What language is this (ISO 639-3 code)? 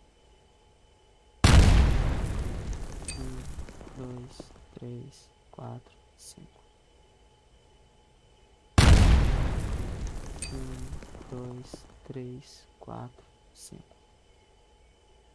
por